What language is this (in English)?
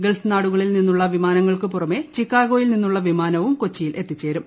Malayalam